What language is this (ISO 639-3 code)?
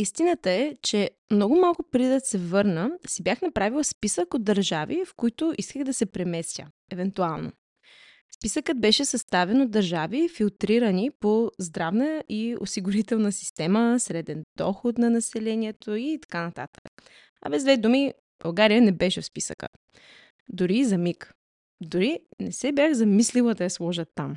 bul